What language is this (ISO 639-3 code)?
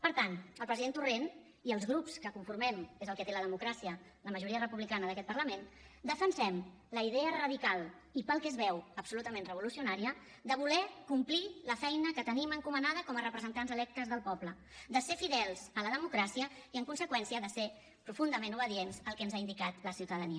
cat